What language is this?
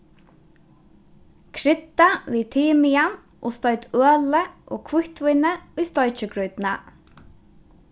Faroese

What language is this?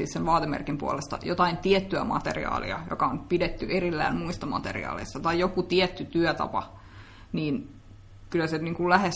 Finnish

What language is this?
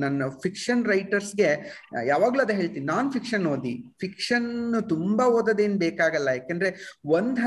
Kannada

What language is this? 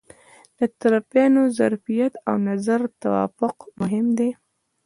Pashto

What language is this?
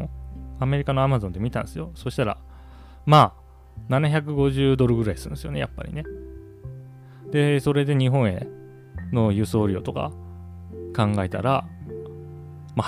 Japanese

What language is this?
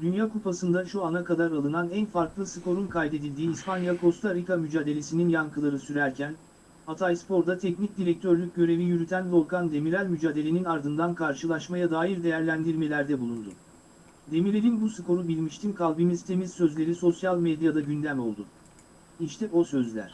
Turkish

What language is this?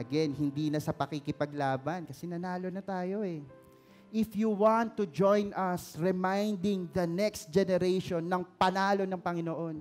Filipino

